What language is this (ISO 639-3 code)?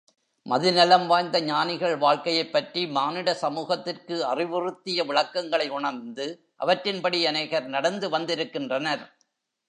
tam